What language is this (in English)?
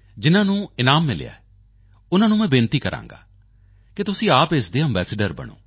Punjabi